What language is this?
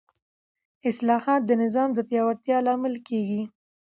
Pashto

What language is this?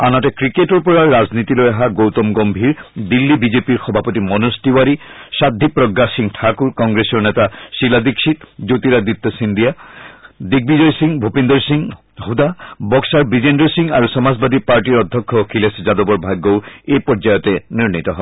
Assamese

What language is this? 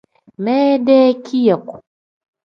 Tem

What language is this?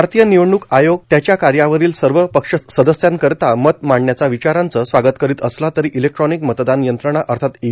Marathi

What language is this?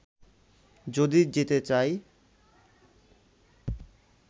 Bangla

